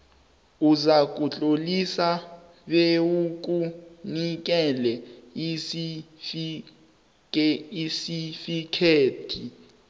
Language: South Ndebele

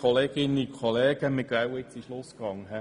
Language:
Swiss German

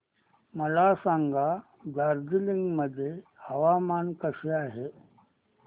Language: Marathi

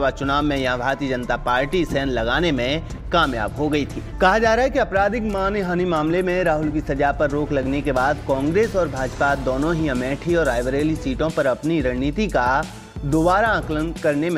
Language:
Hindi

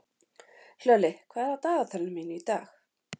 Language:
Icelandic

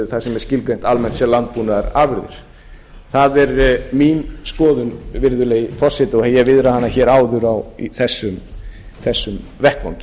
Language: Icelandic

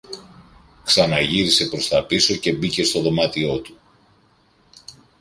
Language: Greek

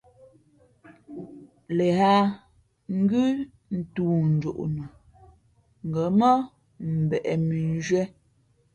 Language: Fe'fe'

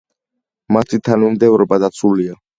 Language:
Georgian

